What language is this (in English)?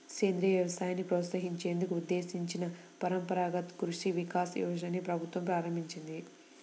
Telugu